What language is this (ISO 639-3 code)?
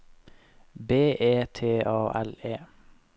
nor